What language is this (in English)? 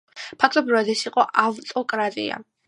Georgian